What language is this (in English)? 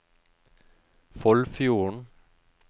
Norwegian